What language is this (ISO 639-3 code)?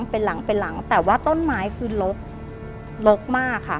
tha